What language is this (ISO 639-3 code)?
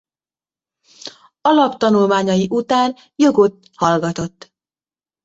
hun